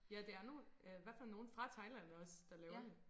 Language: Danish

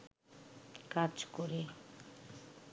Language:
Bangla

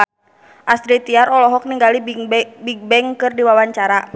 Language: Sundanese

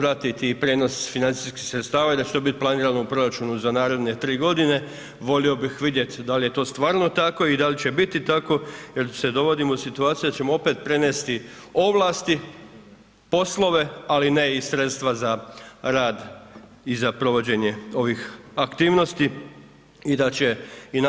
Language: Croatian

